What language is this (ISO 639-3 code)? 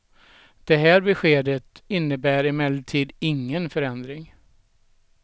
swe